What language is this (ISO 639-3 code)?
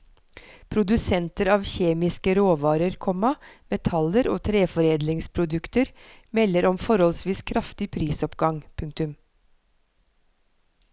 nor